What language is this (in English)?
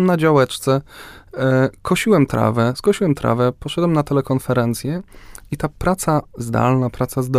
Polish